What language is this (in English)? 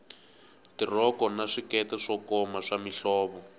Tsonga